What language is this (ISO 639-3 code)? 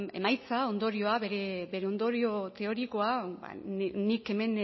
eus